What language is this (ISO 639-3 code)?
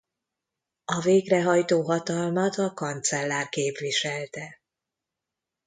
hun